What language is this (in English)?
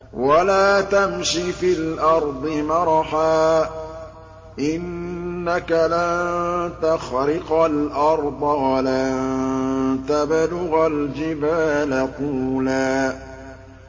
Arabic